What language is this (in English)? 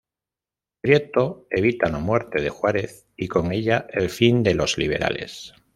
Spanish